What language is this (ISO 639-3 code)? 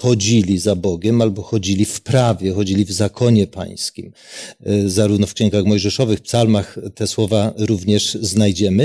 pol